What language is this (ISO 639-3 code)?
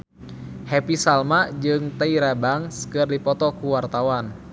sun